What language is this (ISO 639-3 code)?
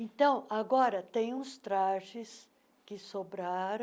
por